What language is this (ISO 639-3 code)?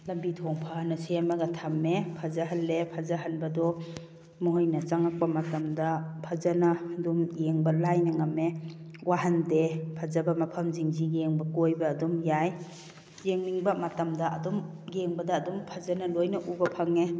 mni